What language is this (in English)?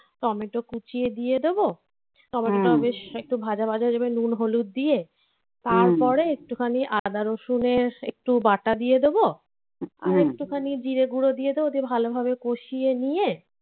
Bangla